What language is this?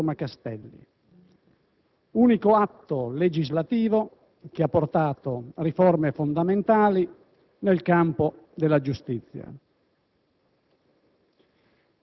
Italian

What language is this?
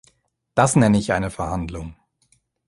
German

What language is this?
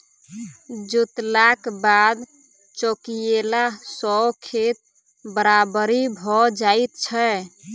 Maithili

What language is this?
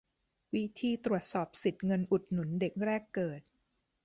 Thai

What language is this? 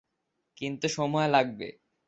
Bangla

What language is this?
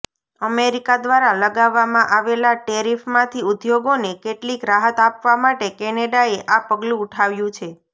Gujarati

